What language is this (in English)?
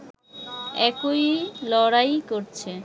Bangla